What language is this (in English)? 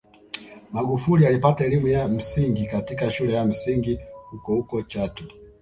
Swahili